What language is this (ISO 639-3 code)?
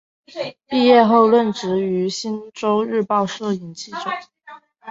zho